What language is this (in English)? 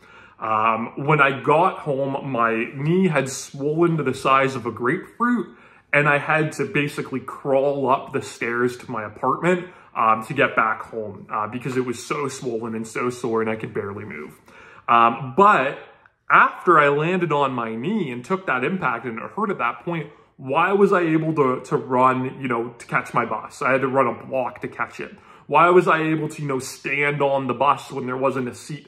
English